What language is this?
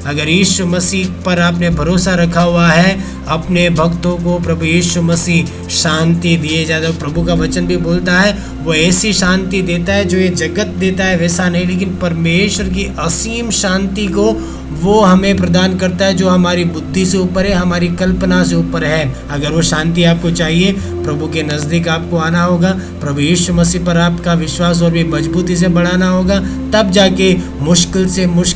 Hindi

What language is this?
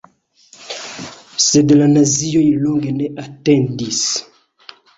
Esperanto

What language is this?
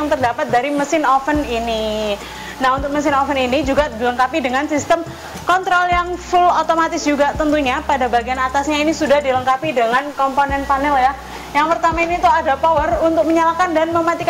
Indonesian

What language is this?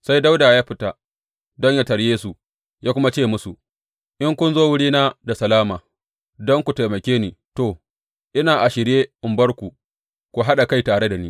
Hausa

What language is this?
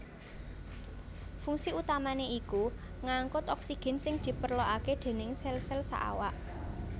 Javanese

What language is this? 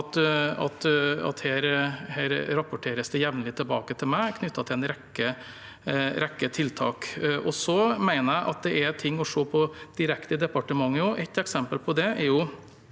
Norwegian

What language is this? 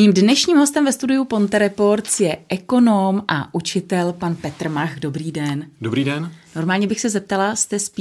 Czech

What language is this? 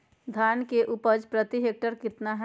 Magahi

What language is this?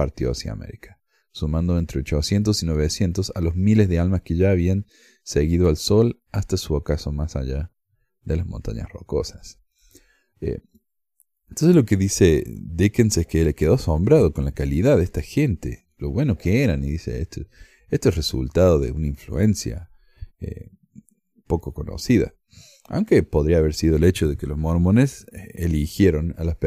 Spanish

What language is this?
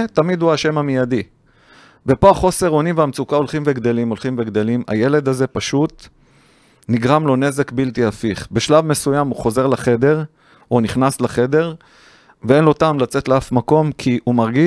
Hebrew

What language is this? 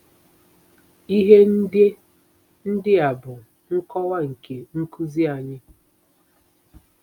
Igbo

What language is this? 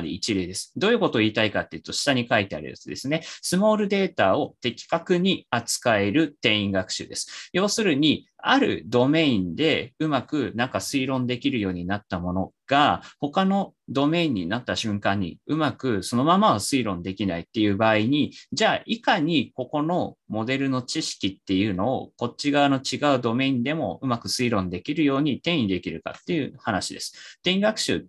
Japanese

